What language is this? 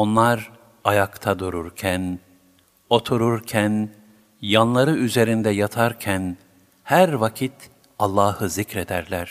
Turkish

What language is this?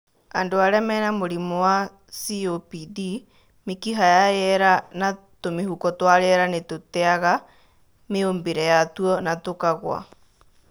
Kikuyu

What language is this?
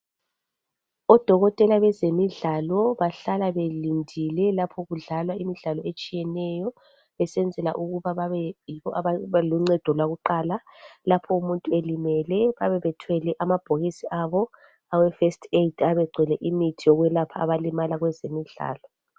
North Ndebele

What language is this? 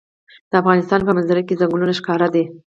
Pashto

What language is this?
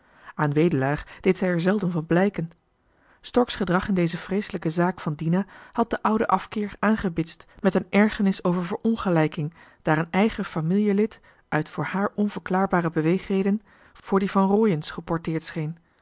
Dutch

